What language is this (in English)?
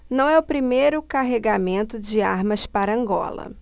Portuguese